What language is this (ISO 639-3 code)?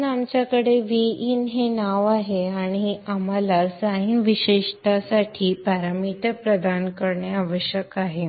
mar